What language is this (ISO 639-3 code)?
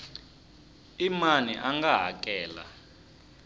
tso